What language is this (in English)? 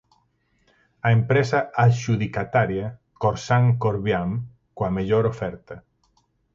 Galician